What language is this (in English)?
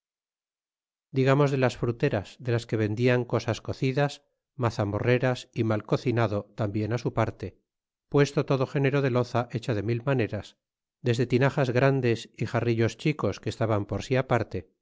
Spanish